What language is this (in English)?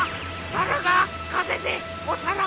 Japanese